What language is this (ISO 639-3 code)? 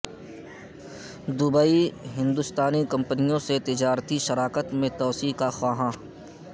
urd